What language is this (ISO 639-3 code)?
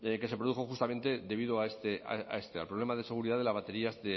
spa